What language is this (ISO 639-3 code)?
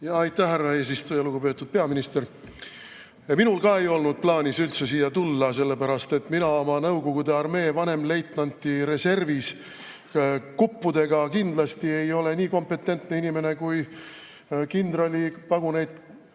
est